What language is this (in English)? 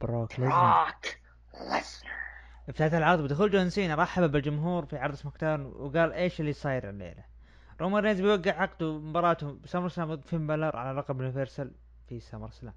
Arabic